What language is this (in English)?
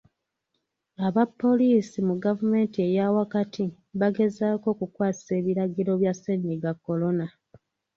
Ganda